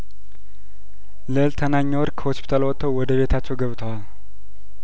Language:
Amharic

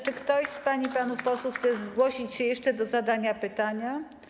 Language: Polish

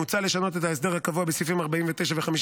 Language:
Hebrew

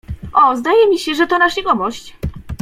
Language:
Polish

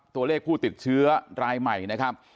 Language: Thai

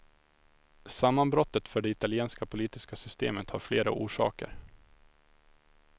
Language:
Swedish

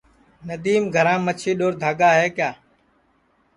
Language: Sansi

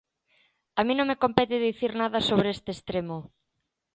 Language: Galician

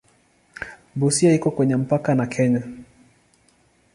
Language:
Swahili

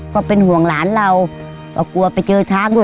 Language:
Thai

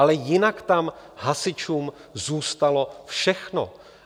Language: Czech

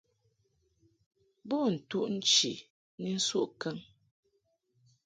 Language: Mungaka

